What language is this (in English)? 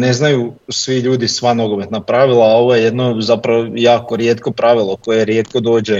Croatian